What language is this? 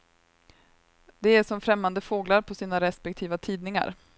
Swedish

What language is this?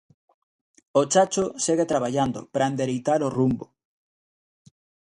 Galician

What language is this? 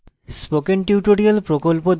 Bangla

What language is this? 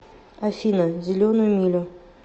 Russian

